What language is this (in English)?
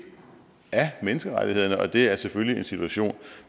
Danish